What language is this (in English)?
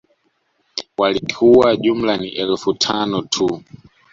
Swahili